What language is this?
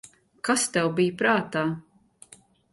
Latvian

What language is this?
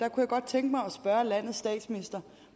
Danish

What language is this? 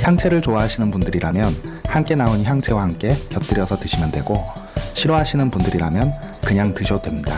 Korean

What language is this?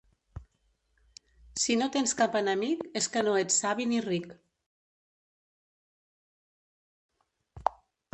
Catalan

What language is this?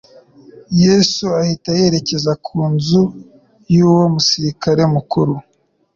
Kinyarwanda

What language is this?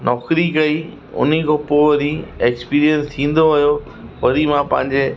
Sindhi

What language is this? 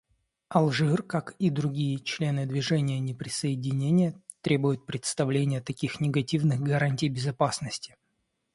Russian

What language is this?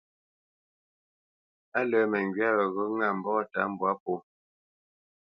Bamenyam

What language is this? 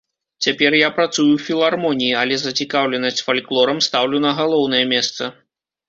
Belarusian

